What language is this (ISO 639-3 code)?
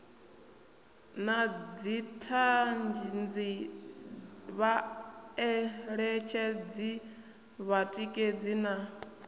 ven